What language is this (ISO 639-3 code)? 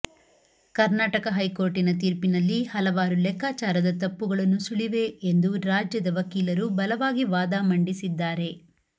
kan